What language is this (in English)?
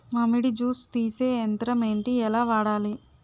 Telugu